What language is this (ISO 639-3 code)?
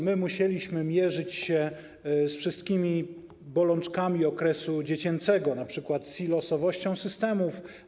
pol